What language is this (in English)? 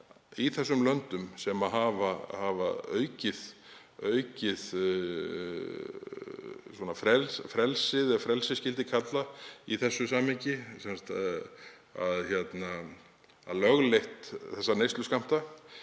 Icelandic